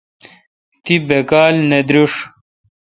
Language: Kalkoti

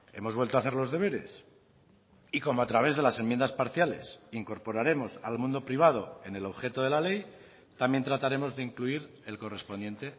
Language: Spanish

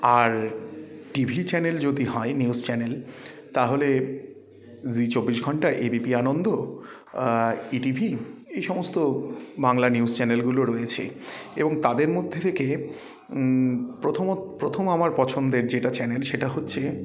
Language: Bangla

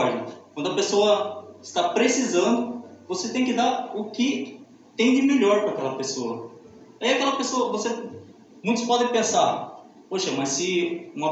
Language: Portuguese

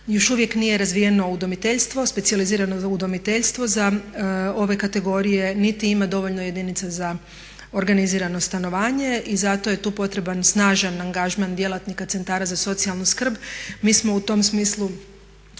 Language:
Croatian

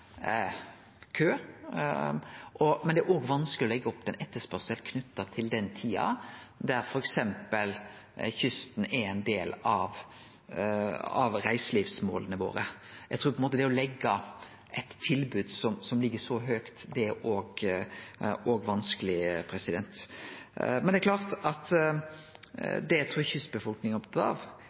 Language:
Norwegian Nynorsk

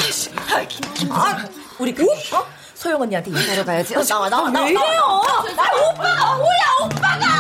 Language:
Korean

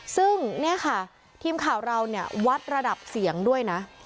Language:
Thai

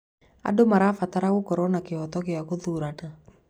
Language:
Kikuyu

